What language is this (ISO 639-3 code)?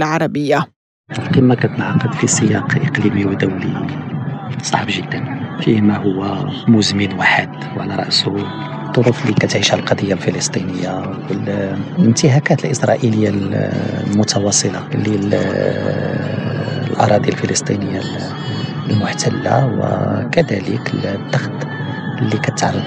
ara